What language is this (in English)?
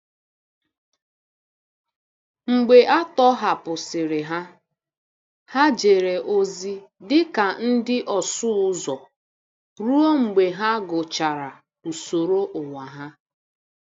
Igbo